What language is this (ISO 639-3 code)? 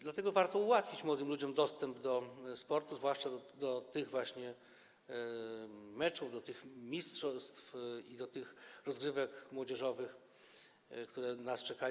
pol